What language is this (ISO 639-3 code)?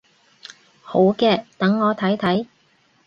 yue